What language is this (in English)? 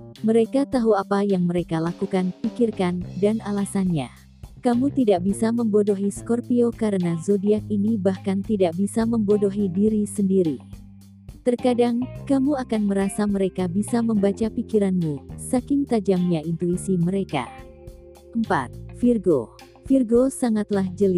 Indonesian